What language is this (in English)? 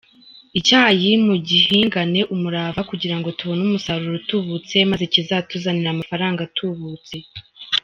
Kinyarwanda